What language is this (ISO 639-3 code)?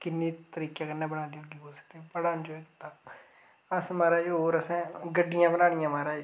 doi